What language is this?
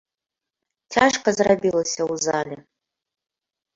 Belarusian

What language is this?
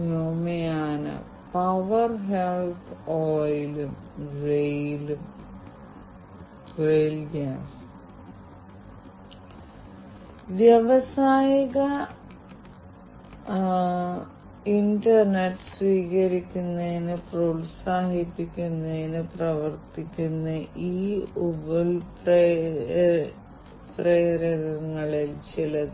Malayalam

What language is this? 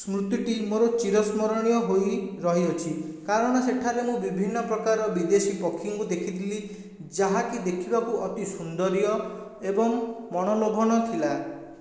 Odia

